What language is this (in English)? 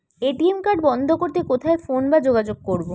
Bangla